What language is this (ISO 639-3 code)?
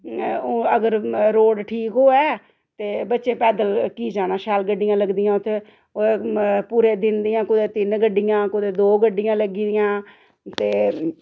doi